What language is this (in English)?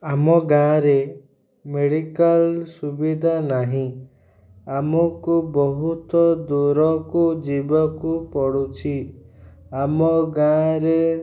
Odia